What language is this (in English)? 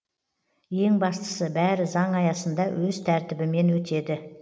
Kazakh